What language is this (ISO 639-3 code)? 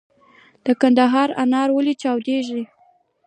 pus